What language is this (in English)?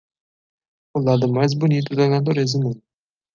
Portuguese